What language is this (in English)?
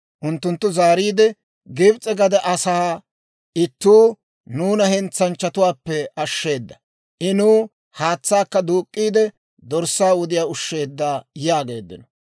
Dawro